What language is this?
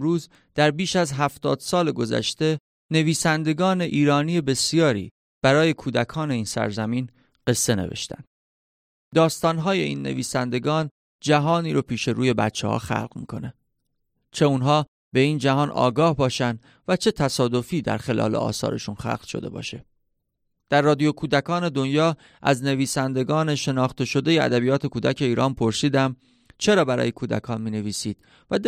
Persian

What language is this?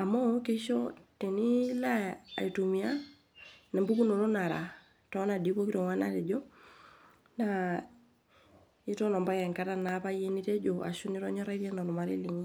Masai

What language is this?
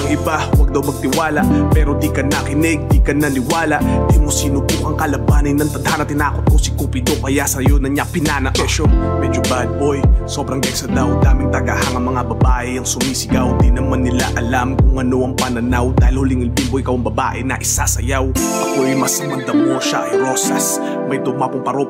Thai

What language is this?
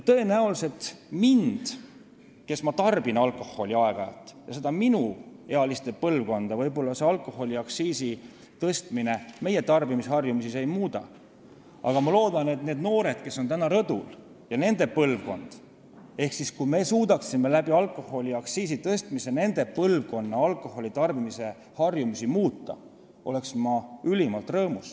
Estonian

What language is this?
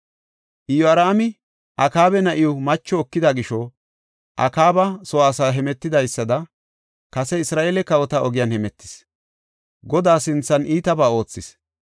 Gofa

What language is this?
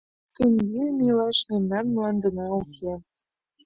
Mari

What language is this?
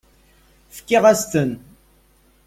Kabyle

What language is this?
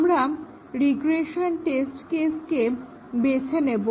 Bangla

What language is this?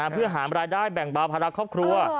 Thai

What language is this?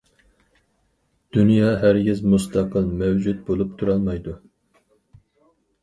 Uyghur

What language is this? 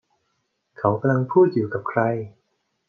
Thai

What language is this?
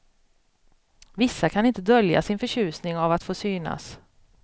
Swedish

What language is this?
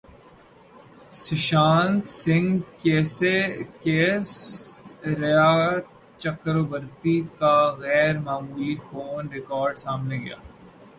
Urdu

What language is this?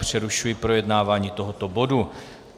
Czech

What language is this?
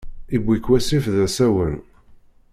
Kabyle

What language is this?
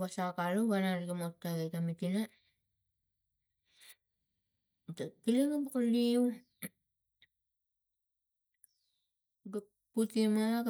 Tigak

